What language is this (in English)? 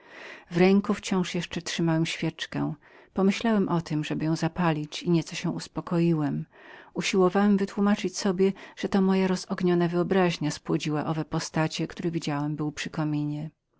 Polish